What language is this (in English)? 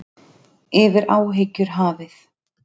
Icelandic